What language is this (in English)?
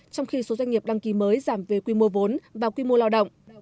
Vietnamese